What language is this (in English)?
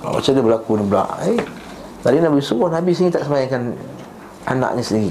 Malay